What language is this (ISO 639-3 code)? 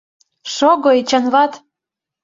chm